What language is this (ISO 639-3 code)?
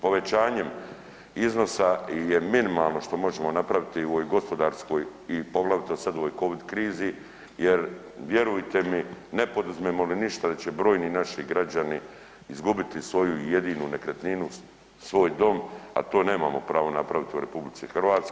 hrv